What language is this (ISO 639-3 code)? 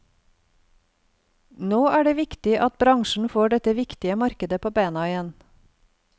nor